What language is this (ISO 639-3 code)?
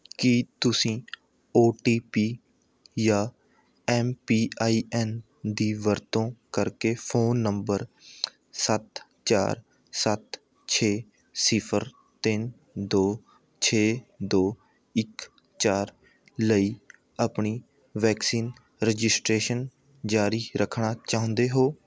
pan